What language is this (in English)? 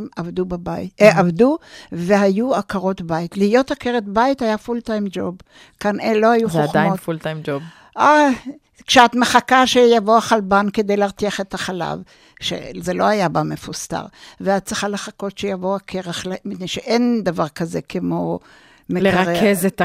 Hebrew